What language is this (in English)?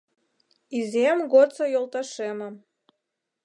Mari